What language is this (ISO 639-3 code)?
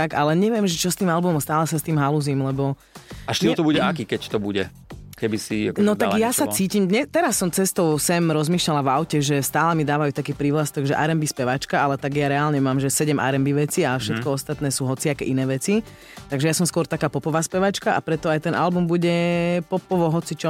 slk